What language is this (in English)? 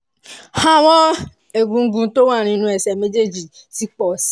Yoruba